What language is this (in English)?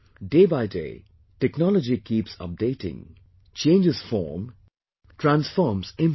English